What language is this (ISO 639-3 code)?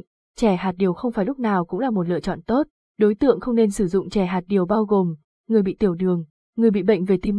vie